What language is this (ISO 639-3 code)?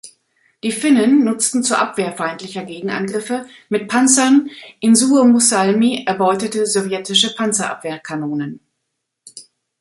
deu